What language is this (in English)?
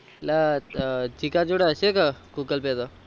Gujarati